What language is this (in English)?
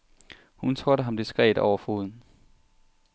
Danish